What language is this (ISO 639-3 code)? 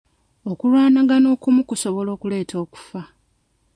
lug